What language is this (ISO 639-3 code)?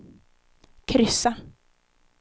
swe